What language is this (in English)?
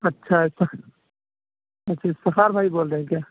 Urdu